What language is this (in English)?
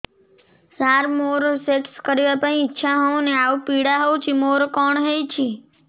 Odia